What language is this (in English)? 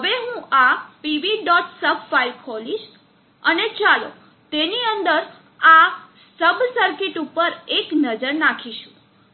Gujarati